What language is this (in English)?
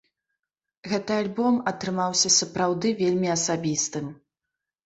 Belarusian